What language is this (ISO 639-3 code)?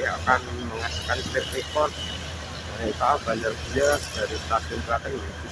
ind